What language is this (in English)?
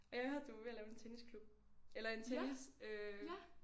Danish